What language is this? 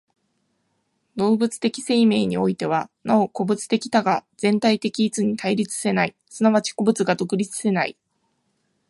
Japanese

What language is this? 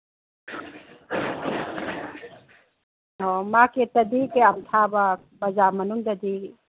Manipuri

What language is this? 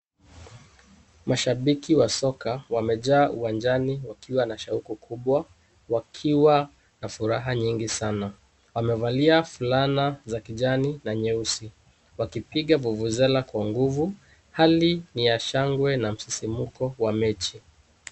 Swahili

